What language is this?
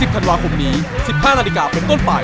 Thai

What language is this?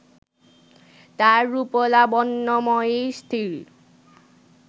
Bangla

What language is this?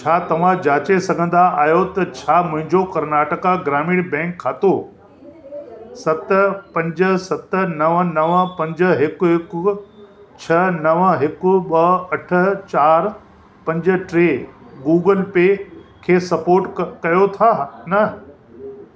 Sindhi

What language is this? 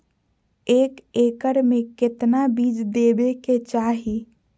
Magahi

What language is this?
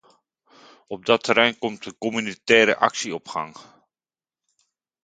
Dutch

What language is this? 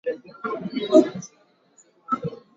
Swahili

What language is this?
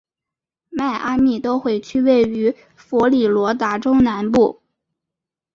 Chinese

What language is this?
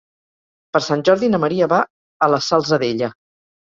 Catalan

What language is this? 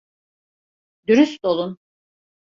Turkish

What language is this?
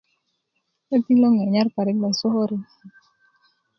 Kuku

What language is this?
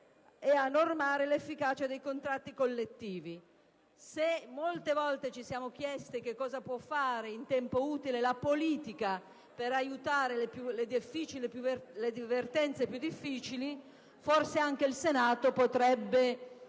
Italian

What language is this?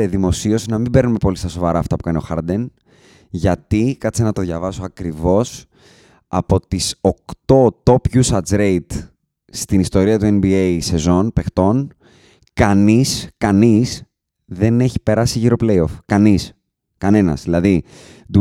Greek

